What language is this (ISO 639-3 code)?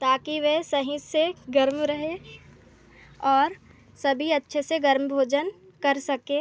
hin